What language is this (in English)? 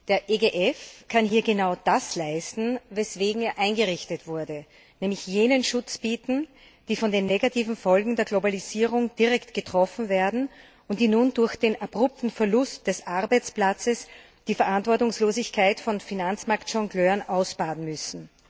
German